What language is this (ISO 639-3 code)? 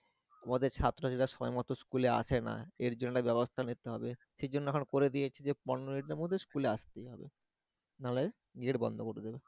ben